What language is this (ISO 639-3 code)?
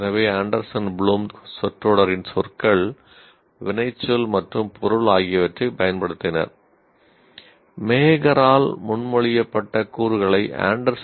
tam